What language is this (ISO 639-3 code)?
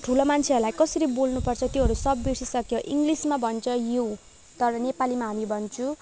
nep